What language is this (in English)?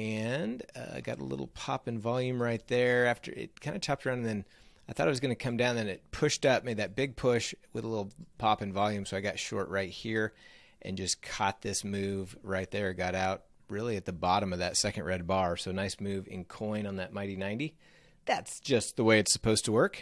English